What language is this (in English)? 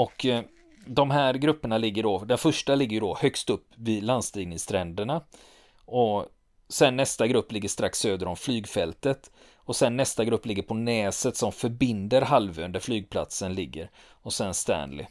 Swedish